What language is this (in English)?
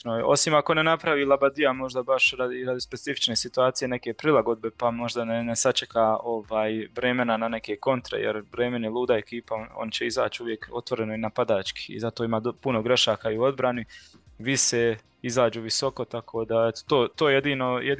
Croatian